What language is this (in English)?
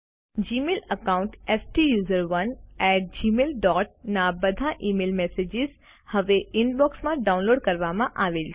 Gujarati